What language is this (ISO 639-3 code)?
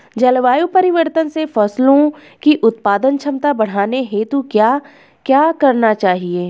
hin